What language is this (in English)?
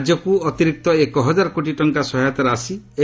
Odia